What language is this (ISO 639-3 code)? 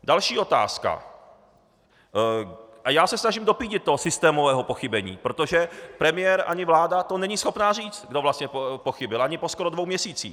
ces